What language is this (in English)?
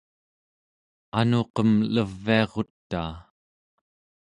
Central Yupik